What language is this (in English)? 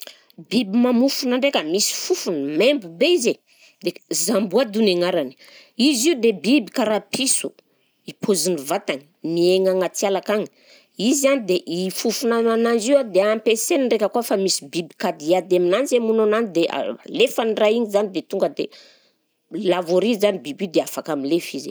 Southern Betsimisaraka Malagasy